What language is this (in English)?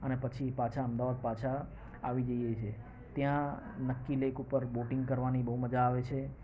Gujarati